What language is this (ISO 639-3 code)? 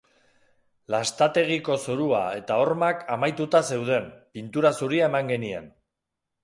eus